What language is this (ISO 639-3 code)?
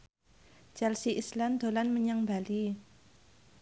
jav